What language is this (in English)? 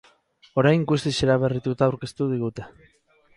Basque